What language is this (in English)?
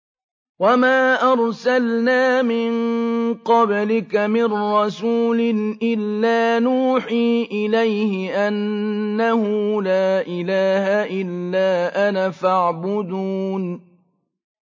Arabic